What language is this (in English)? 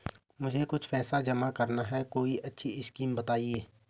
Hindi